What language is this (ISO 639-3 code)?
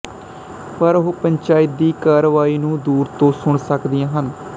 pan